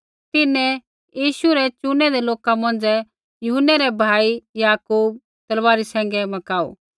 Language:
Kullu Pahari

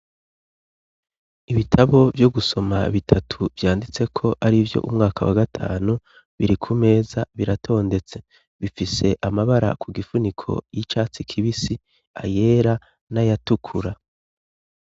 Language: Rundi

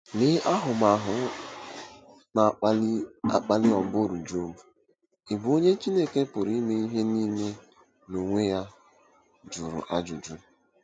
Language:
Igbo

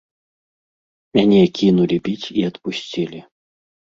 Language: Belarusian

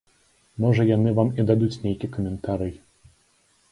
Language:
Belarusian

